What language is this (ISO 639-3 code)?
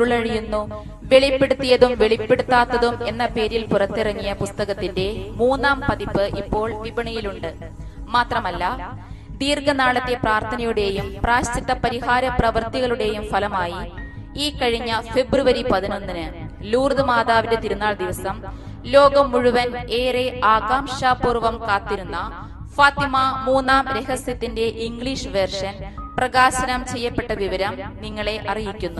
tur